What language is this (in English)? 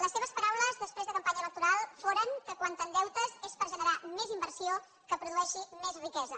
Catalan